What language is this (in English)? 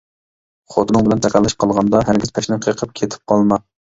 Uyghur